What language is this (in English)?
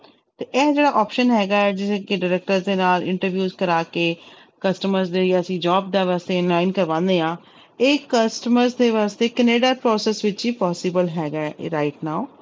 Punjabi